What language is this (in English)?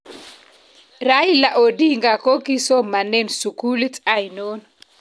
Kalenjin